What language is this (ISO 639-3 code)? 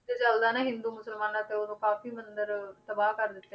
pan